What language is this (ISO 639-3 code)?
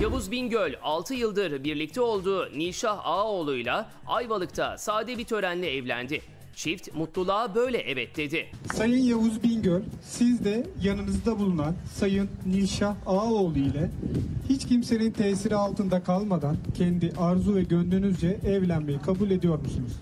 tur